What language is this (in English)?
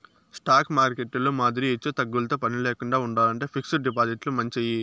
Telugu